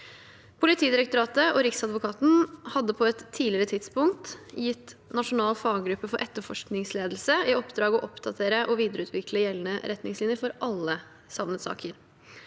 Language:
Norwegian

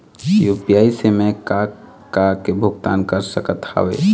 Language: Chhattisgarhi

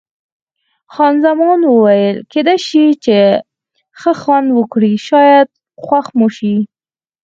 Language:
Pashto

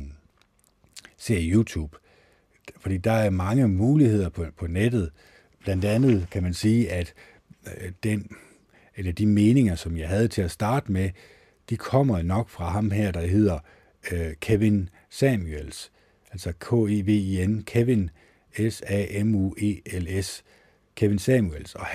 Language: Danish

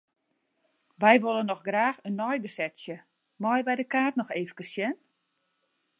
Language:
Western Frisian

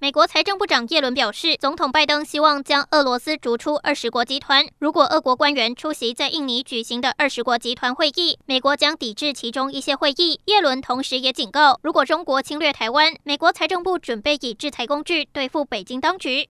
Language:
Chinese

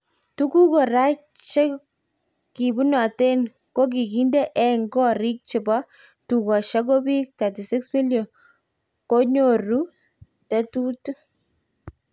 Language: Kalenjin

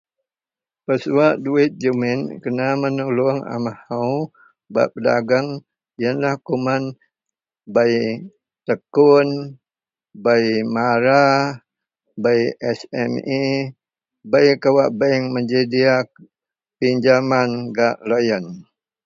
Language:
Central Melanau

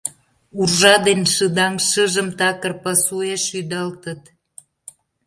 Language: Mari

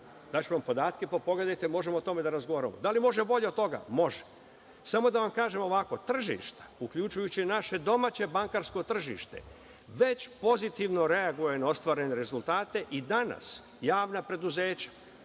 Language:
Serbian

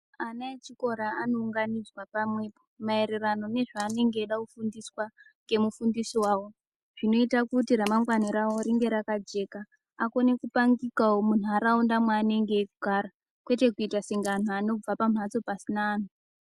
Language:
Ndau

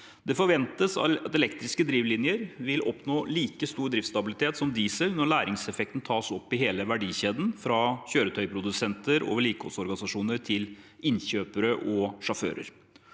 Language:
Norwegian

